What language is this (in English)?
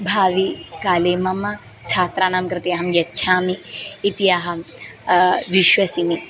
Sanskrit